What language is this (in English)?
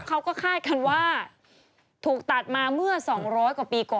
Thai